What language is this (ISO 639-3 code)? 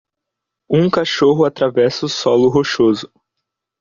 por